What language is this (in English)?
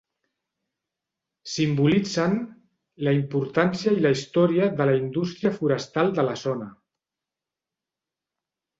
Catalan